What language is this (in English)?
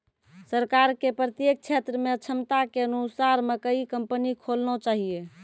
Maithili